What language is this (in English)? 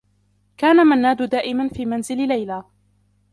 Arabic